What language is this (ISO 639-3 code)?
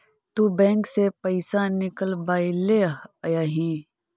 mag